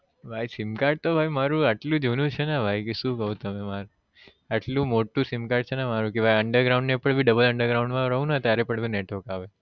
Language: Gujarati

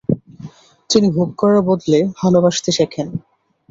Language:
Bangla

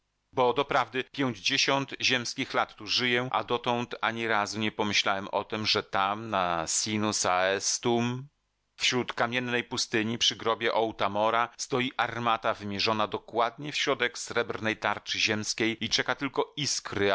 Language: Polish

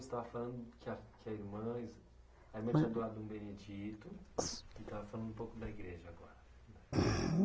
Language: Portuguese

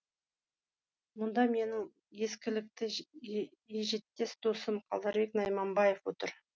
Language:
Kazakh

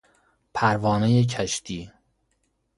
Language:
Persian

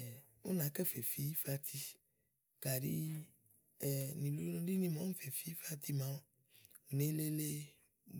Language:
Igo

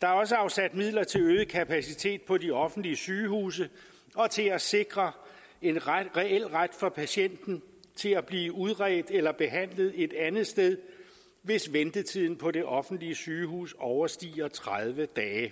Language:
Danish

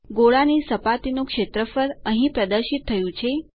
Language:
Gujarati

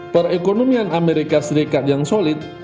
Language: Indonesian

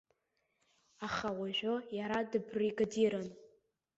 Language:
Abkhazian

